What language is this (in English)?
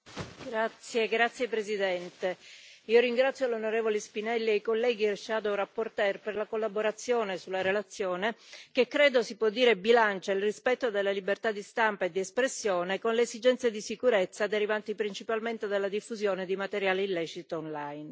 Italian